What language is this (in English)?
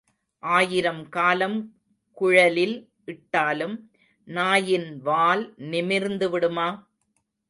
Tamil